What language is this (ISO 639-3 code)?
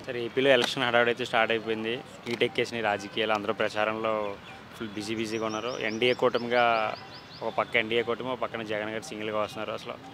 tel